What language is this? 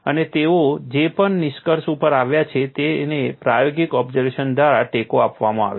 Gujarati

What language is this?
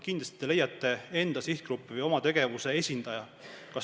Estonian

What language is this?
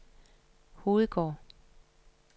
Danish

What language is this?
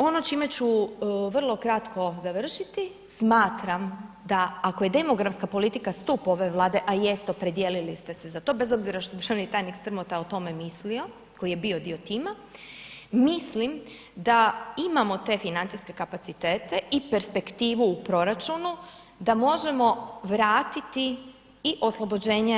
Croatian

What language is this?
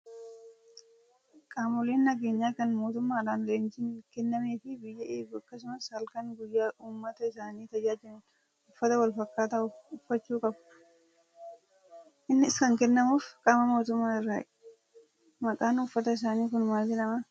Oromo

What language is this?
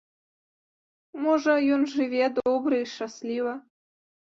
Belarusian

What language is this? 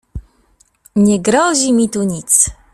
Polish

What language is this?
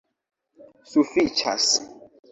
Esperanto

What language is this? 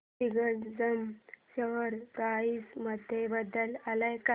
Marathi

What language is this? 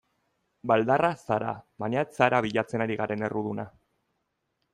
Basque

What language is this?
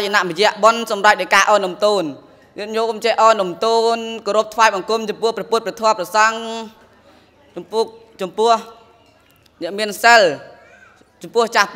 Thai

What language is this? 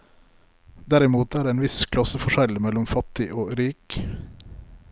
Norwegian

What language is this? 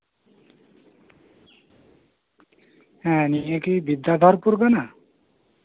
Santali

